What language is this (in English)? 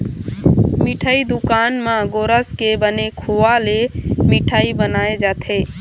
Chhattisgarhi